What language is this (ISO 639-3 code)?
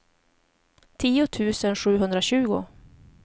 swe